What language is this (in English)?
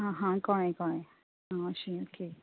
Konkani